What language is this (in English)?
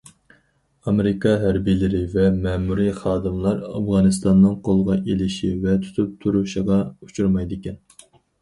Uyghur